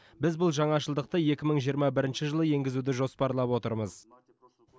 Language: Kazakh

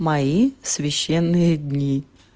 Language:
Russian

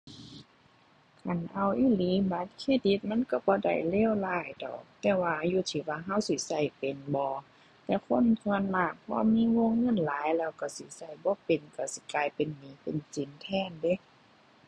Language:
Thai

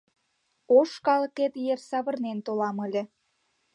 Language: Mari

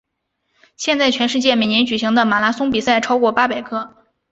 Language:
Chinese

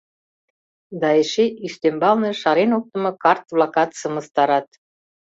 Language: Mari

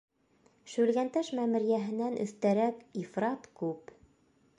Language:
Bashkir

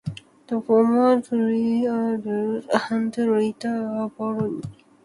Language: English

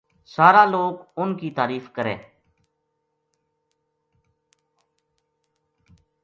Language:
Gujari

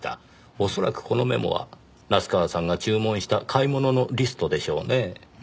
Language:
Japanese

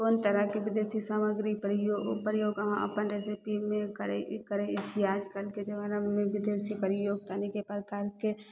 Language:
Maithili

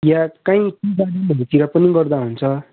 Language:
Nepali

